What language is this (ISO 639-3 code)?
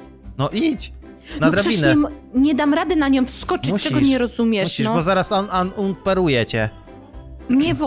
pol